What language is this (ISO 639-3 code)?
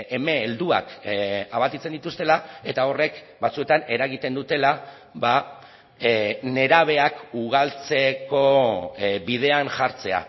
eus